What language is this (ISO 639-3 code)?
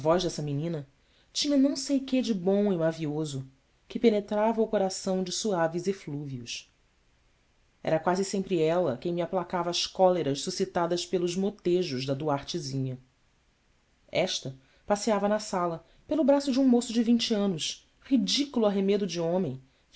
por